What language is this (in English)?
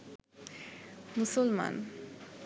Bangla